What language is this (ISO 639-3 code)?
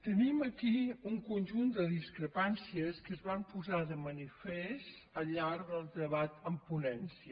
cat